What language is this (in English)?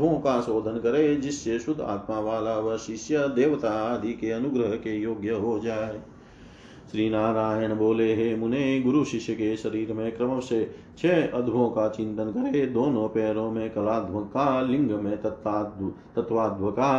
Hindi